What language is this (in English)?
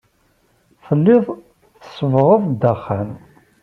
Kabyle